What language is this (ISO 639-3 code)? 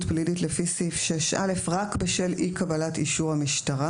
heb